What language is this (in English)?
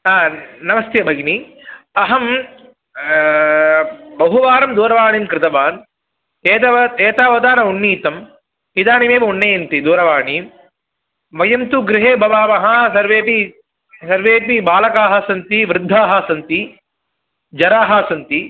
Sanskrit